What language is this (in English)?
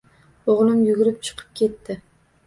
Uzbek